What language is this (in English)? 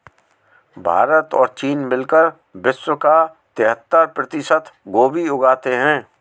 Hindi